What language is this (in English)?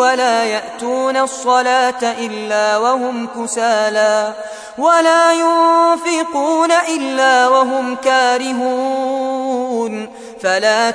Arabic